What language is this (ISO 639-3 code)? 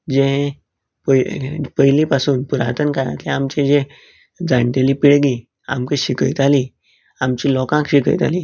kok